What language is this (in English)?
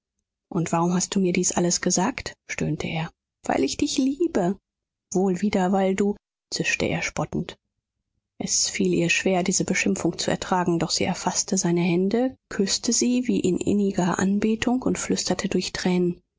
German